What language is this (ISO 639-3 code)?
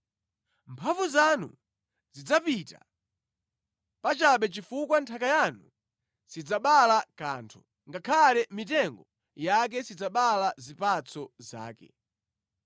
nya